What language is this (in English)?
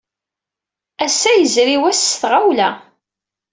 Kabyle